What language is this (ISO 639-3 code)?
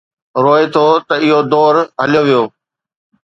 snd